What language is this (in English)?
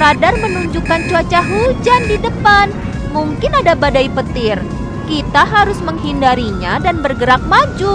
Indonesian